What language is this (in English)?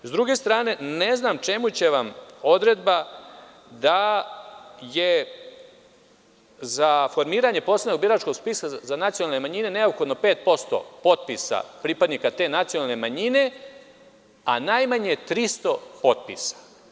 Serbian